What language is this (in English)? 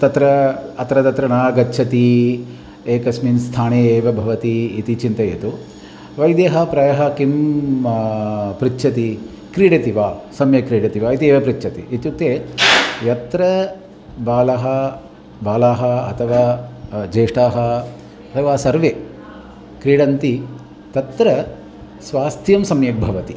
Sanskrit